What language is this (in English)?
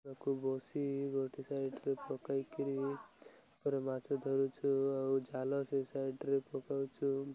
Odia